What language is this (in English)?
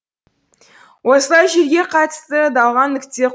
Kazakh